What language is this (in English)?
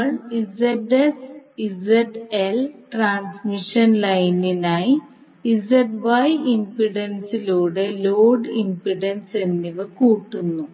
Malayalam